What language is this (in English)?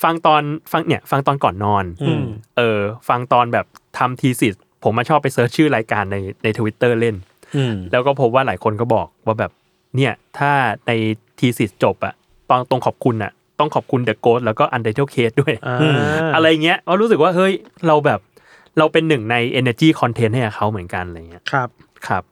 Thai